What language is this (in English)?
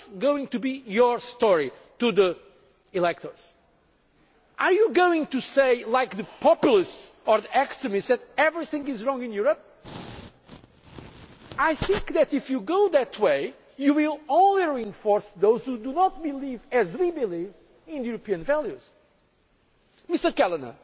English